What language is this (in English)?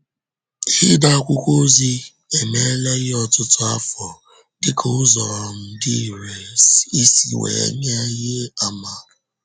Igbo